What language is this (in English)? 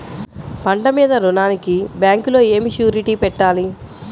Telugu